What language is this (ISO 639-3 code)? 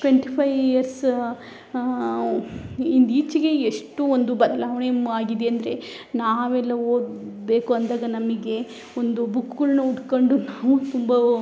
kan